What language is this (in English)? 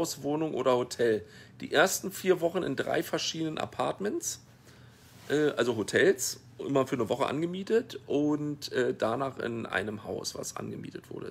German